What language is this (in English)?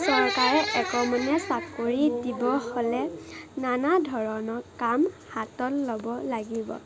Assamese